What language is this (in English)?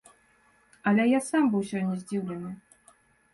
Belarusian